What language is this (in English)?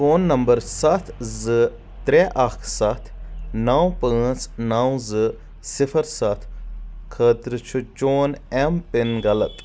Kashmiri